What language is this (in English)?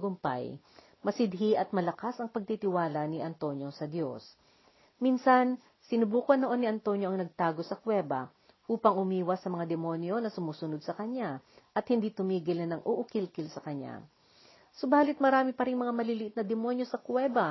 Filipino